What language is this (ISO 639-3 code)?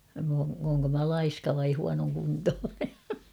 fin